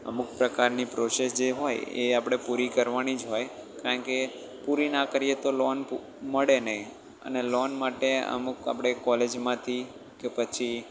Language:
Gujarati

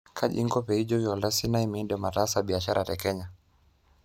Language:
Masai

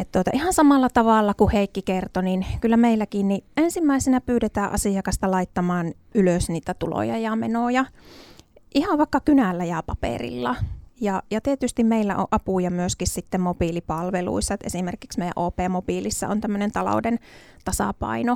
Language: Finnish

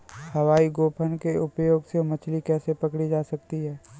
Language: Hindi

